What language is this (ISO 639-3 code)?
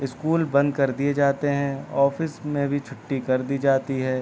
urd